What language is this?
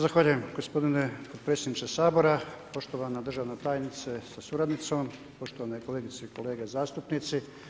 Croatian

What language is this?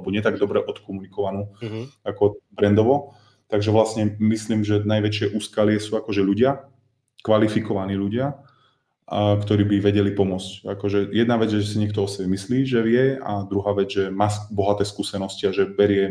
Slovak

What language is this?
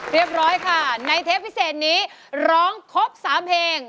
Thai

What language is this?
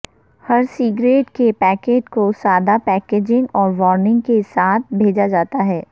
Urdu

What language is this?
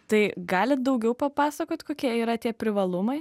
Lithuanian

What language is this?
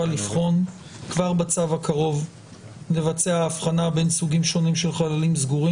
Hebrew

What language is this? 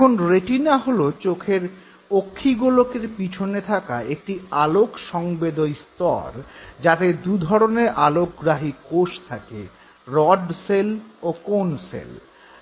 Bangla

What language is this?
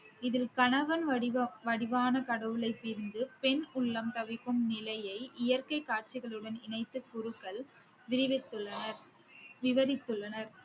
Tamil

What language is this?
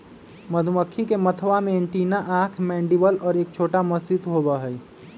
Magahi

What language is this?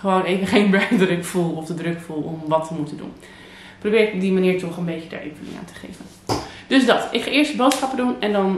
Dutch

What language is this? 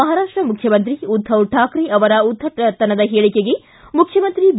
Kannada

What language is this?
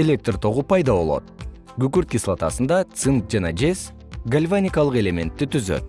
Kyrgyz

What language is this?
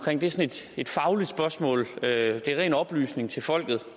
Danish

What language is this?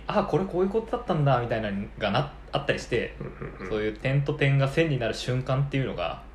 Japanese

